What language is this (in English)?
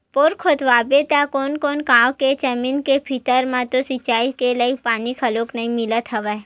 Chhattisgarhi